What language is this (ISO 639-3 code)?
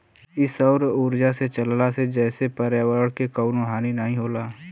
bho